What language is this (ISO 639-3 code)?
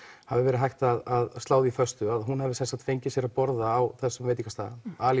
isl